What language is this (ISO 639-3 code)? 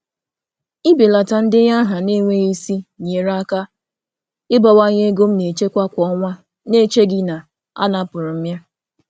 ibo